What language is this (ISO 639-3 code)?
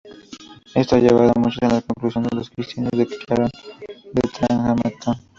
spa